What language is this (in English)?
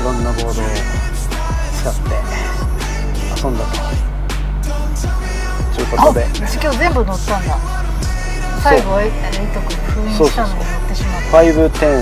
Japanese